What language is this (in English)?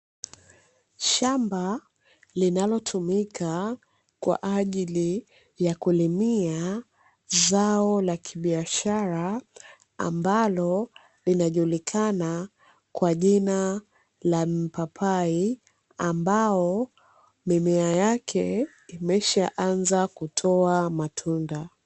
Swahili